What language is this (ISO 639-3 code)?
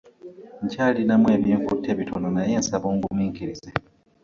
lug